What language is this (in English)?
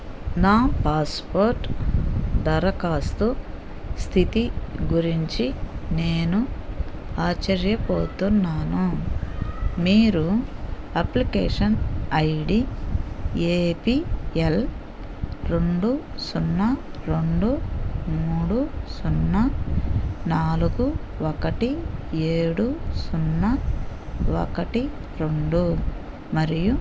Telugu